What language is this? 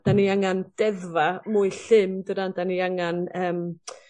Welsh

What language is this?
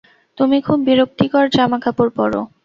Bangla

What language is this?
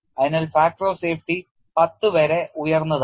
Malayalam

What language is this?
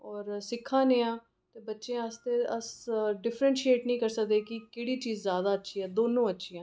Dogri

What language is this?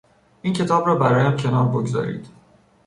Persian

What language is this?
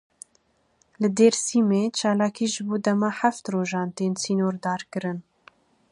Kurdish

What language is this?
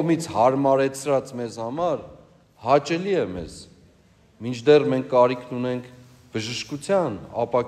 Turkish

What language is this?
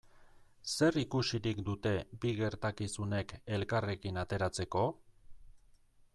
Basque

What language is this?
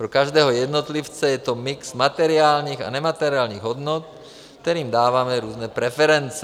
Czech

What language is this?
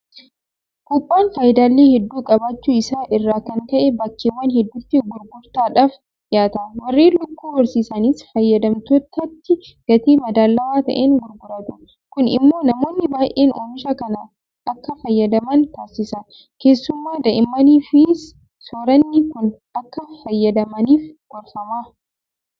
Oromo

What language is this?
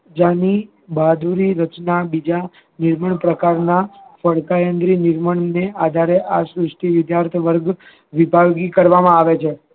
Gujarati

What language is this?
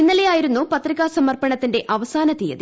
Malayalam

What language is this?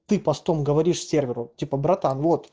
Russian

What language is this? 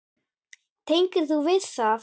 Icelandic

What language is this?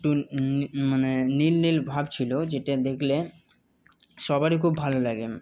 Bangla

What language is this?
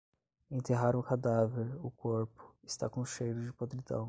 Portuguese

